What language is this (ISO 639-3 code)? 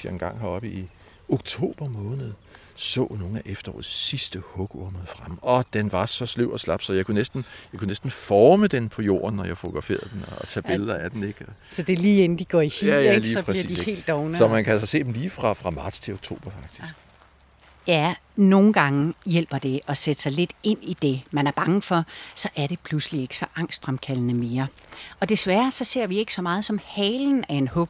dan